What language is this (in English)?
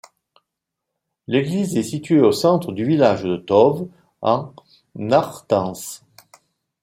French